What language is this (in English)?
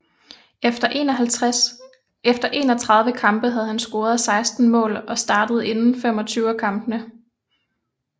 Danish